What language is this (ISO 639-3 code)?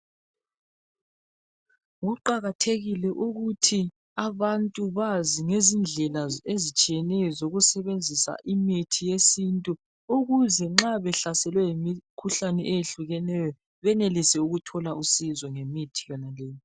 nde